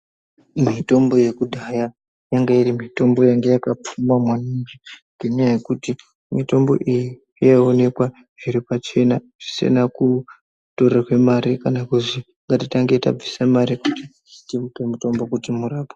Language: Ndau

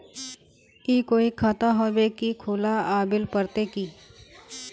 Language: Magahi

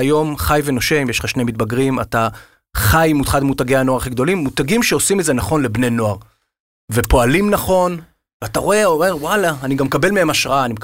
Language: Hebrew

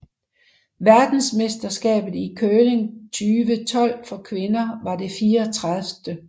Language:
Danish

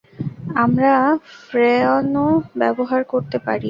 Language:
Bangla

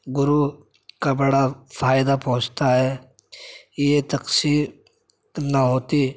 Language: Urdu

